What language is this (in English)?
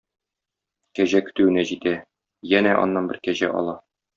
Tatar